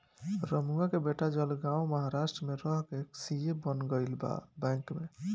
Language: Bhojpuri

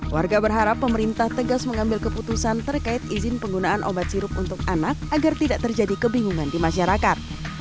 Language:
Indonesian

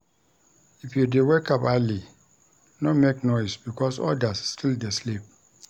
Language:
Nigerian Pidgin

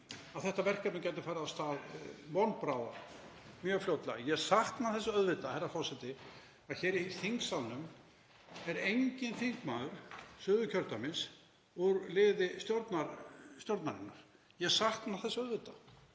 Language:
Icelandic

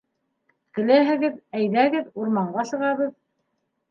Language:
Bashkir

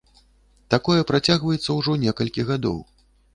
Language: Belarusian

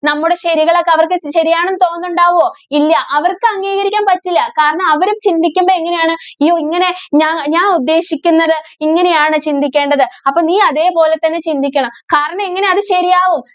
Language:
Malayalam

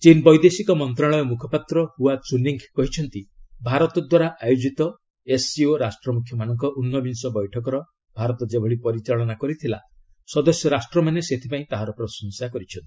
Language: Odia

